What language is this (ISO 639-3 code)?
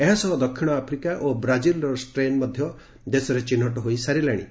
ori